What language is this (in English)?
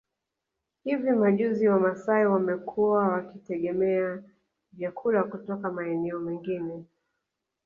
Swahili